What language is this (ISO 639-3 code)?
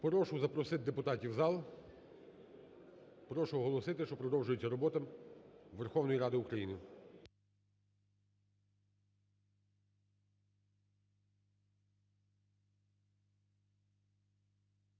ukr